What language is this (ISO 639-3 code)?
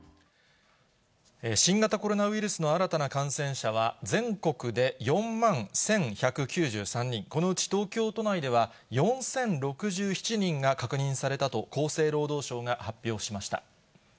jpn